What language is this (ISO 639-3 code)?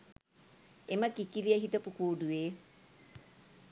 sin